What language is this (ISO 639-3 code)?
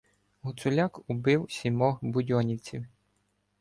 ukr